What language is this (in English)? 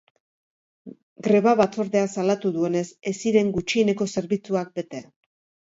Basque